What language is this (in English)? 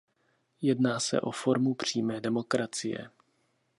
Czech